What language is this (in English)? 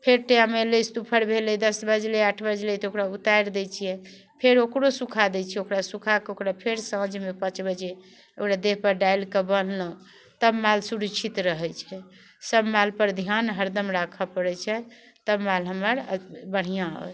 Maithili